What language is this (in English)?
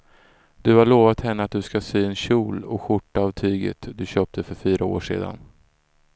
Swedish